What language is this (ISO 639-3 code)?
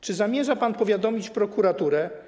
pol